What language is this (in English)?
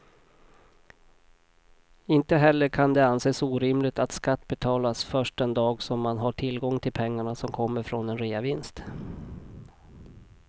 Swedish